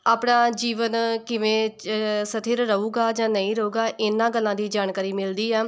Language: Punjabi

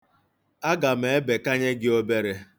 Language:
Igbo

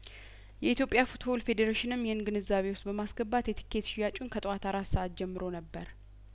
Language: Amharic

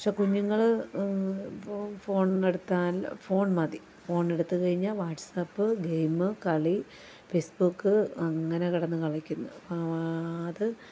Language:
Malayalam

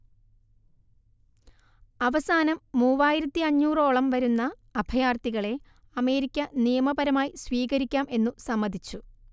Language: Malayalam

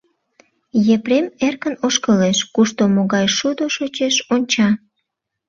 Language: Mari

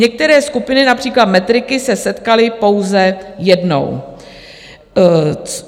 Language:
Czech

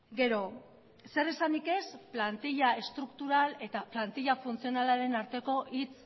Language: Basque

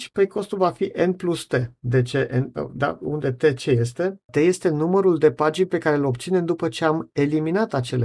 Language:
Romanian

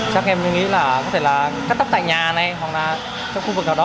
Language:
Vietnamese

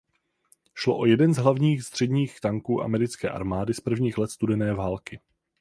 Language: Czech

